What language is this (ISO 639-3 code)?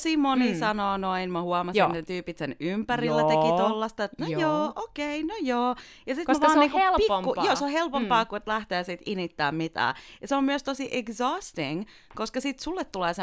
fin